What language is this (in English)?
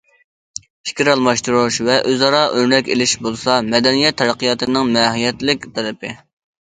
Uyghur